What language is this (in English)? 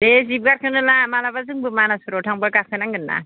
Bodo